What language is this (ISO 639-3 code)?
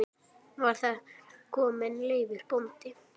isl